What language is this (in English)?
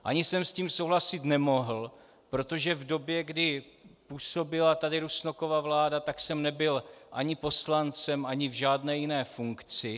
Czech